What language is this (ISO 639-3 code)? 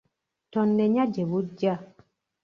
lug